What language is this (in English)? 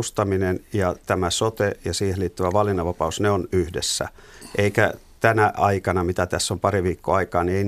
Finnish